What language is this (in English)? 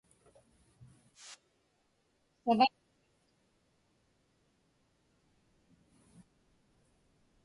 Inupiaq